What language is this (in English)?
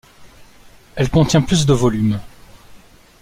French